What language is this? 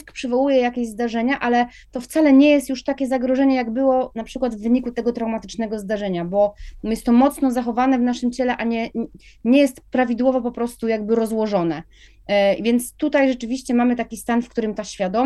Polish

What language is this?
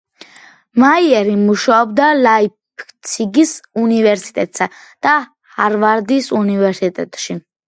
Georgian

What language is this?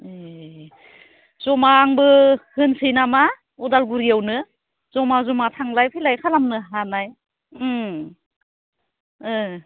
Bodo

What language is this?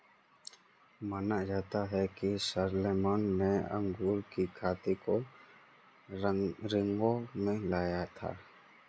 Hindi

